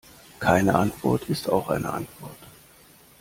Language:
German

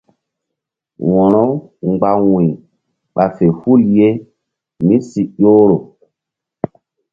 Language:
Mbum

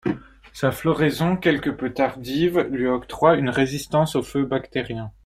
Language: French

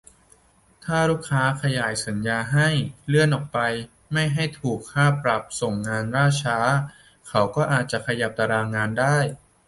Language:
Thai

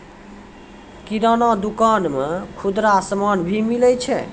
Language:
Maithili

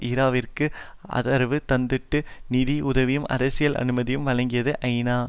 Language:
Tamil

